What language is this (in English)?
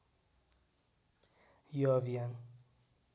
Nepali